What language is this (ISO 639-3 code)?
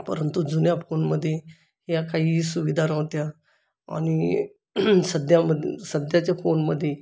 mar